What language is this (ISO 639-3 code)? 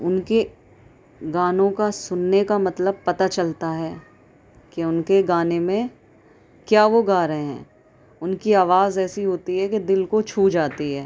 urd